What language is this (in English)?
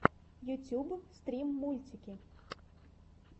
Russian